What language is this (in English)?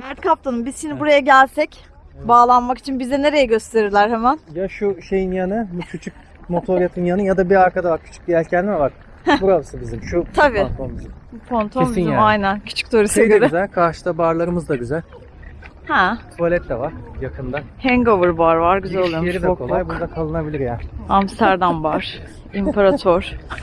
Turkish